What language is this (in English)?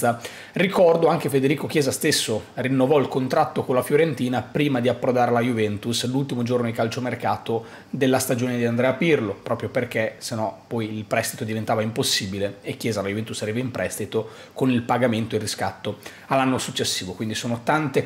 Italian